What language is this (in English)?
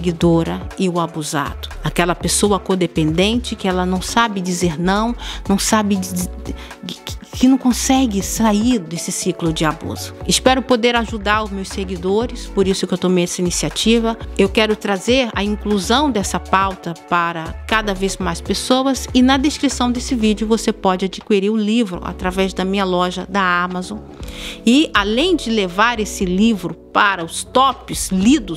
Portuguese